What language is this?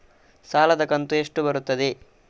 Kannada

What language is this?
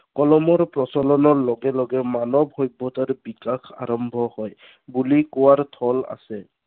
Assamese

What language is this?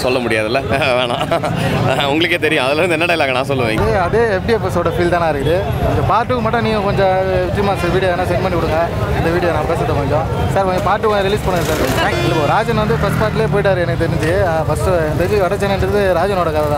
Arabic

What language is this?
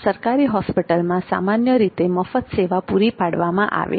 Gujarati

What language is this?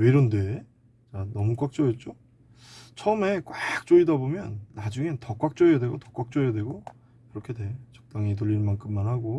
Korean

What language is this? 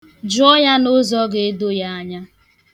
Igbo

